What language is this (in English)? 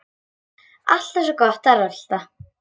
Icelandic